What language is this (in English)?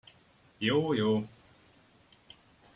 Hungarian